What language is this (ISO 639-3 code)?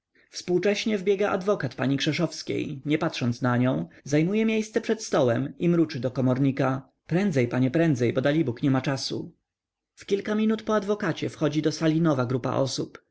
pol